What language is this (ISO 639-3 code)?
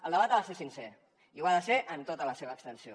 cat